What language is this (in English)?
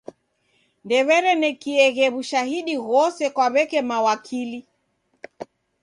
Taita